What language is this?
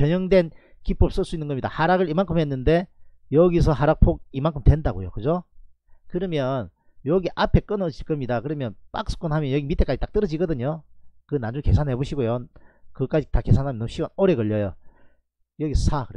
Korean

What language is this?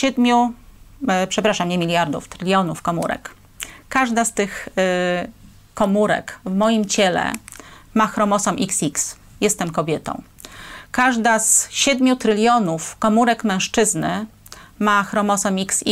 Polish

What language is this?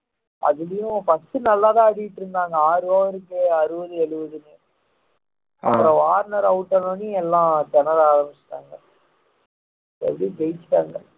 Tamil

